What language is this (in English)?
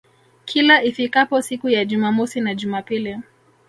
Swahili